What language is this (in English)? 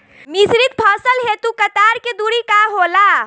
Bhojpuri